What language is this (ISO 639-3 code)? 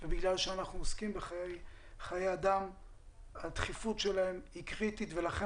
heb